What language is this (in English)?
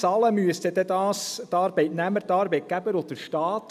Swiss German